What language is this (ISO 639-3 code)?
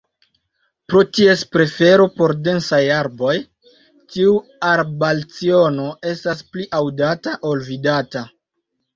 epo